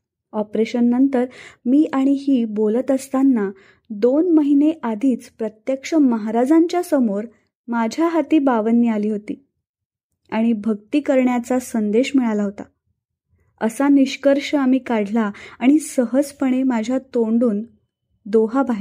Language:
Marathi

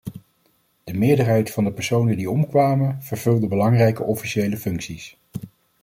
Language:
Dutch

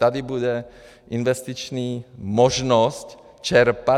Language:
Czech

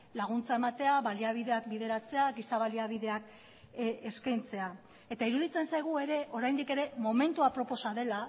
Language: Basque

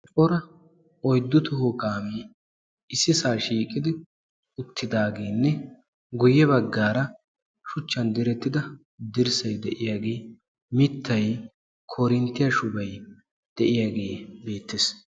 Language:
Wolaytta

